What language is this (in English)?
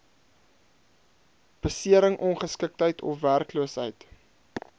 Afrikaans